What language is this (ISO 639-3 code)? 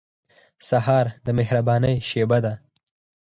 pus